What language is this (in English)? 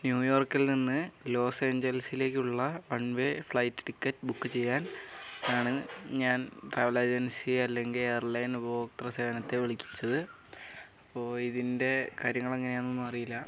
Malayalam